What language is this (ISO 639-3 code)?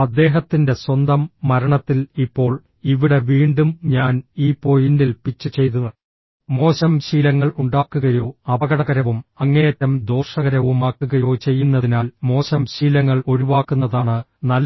mal